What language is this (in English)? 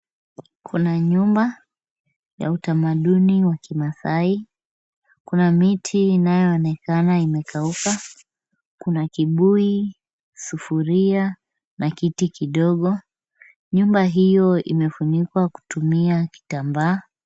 Swahili